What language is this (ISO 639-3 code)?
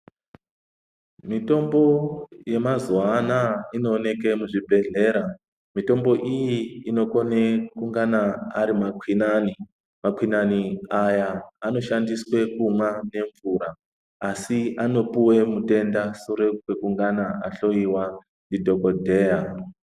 ndc